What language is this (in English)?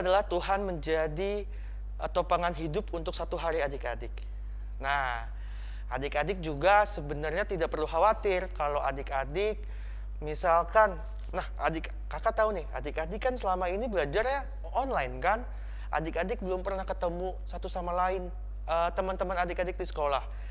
Indonesian